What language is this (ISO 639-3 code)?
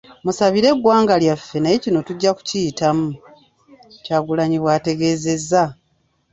lug